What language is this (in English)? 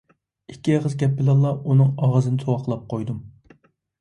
Uyghur